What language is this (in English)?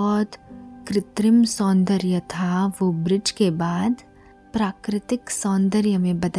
Hindi